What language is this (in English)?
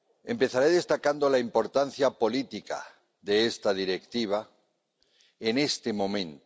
Spanish